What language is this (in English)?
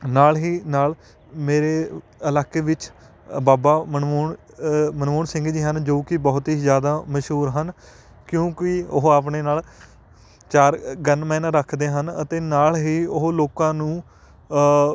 Punjabi